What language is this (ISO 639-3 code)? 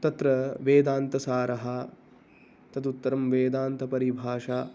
san